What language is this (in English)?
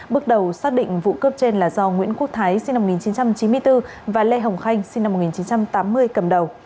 Vietnamese